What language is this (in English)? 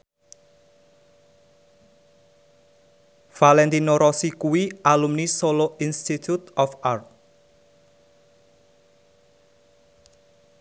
Javanese